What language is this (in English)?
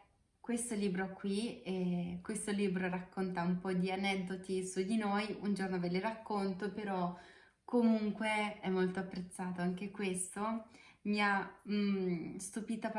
Italian